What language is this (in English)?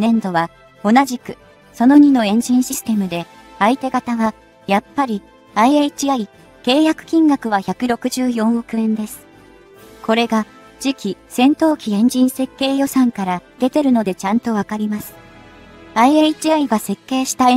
Japanese